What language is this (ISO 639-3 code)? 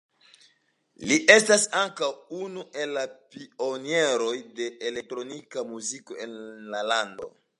epo